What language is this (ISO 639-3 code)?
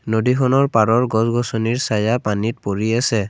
asm